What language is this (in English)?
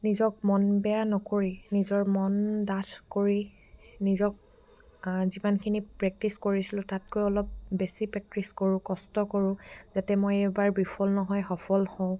Assamese